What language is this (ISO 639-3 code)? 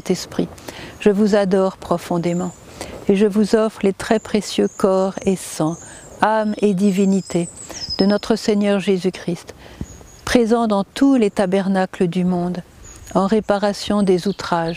fra